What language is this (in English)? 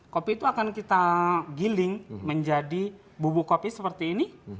Indonesian